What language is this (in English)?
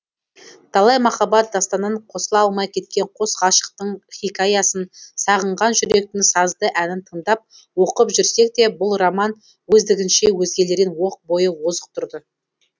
Kazakh